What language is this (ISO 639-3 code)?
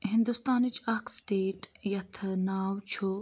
kas